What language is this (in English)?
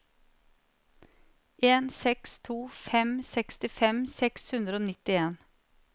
Norwegian